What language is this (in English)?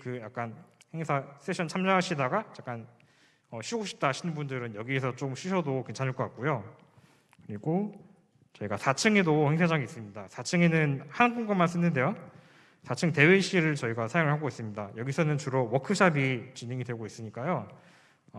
Korean